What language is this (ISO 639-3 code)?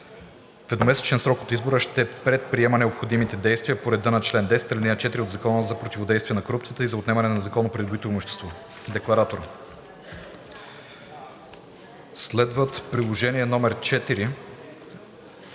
bul